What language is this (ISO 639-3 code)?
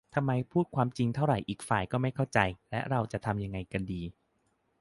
tha